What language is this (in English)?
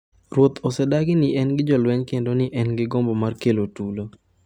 Luo (Kenya and Tanzania)